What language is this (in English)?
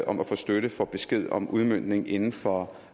Danish